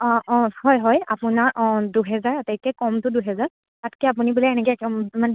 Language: Assamese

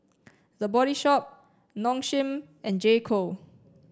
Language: English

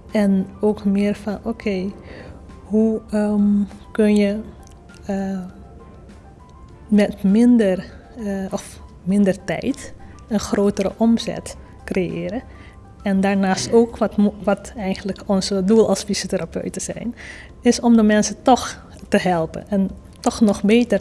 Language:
Dutch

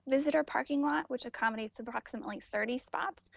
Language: English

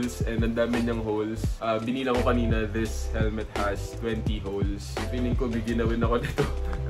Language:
Filipino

